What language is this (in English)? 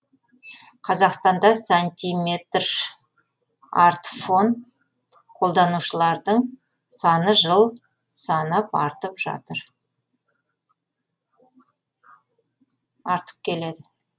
Kazakh